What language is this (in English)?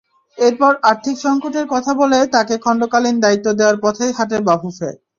Bangla